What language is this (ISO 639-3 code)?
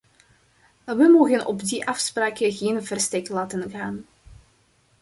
nld